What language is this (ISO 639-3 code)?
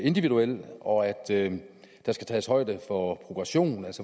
dan